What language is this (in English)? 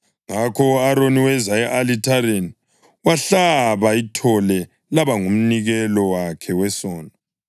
North Ndebele